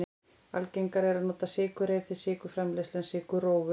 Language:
Icelandic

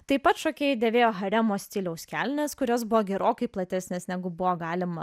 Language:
Lithuanian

